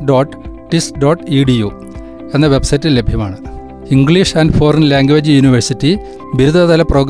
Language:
Malayalam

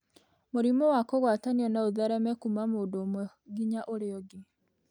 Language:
Kikuyu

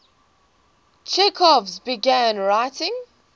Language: English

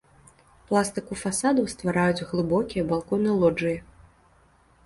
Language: Belarusian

